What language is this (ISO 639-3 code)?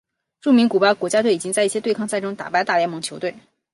zho